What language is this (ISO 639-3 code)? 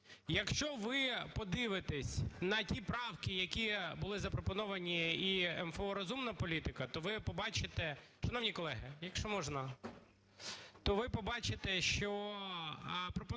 ukr